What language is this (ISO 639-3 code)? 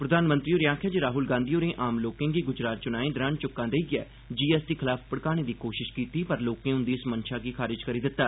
doi